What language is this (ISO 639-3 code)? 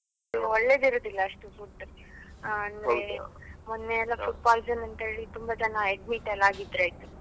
kan